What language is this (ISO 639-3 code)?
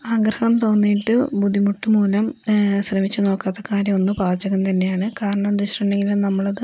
mal